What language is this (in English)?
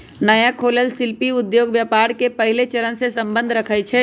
Magahi